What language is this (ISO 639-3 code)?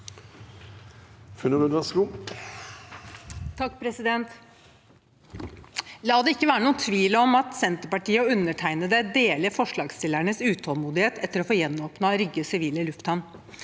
nor